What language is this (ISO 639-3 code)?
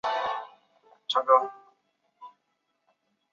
zho